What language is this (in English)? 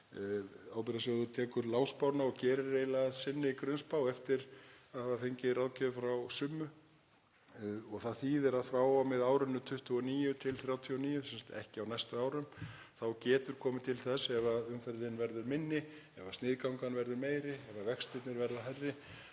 Icelandic